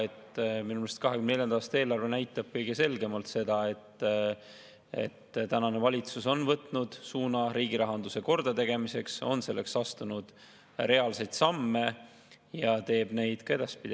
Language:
Estonian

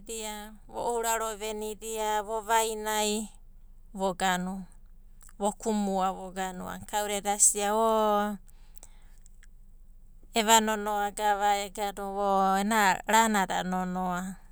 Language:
Abadi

